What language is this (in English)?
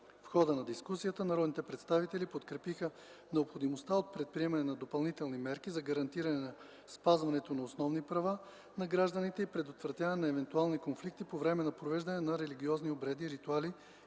Bulgarian